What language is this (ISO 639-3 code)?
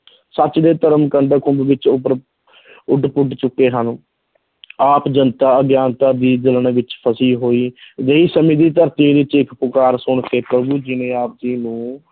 pan